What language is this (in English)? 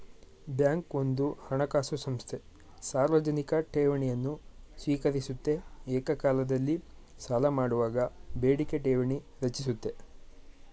Kannada